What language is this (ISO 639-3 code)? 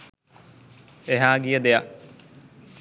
sin